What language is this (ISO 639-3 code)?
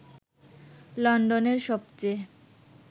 ben